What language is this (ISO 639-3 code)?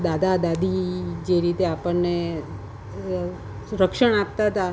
guj